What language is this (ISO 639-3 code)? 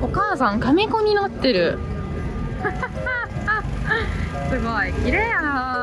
jpn